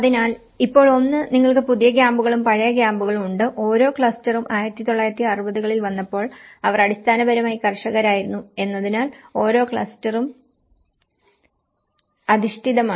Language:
Malayalam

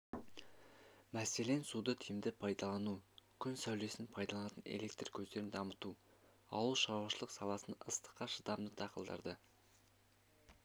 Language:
Kazakh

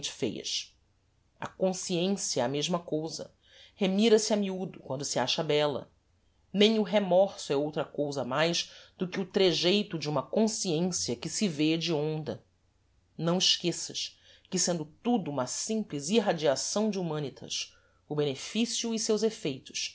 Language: Portuguese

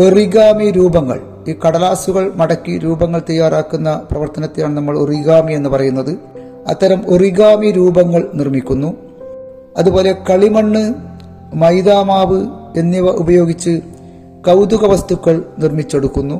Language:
Malayalam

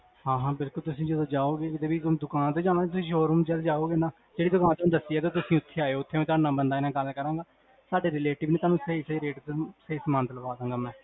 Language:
Punjabi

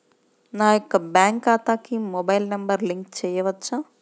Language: Telugu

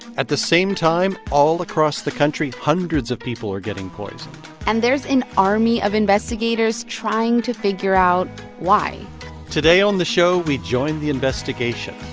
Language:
English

